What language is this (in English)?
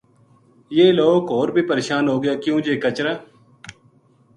Gujari